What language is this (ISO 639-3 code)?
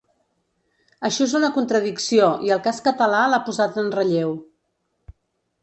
cat